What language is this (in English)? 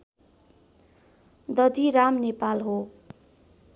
Nepali